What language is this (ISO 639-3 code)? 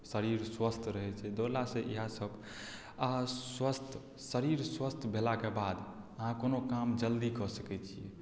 mai